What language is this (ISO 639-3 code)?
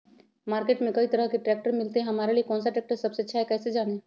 mag